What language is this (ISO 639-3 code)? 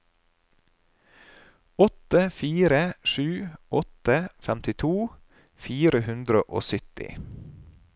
nor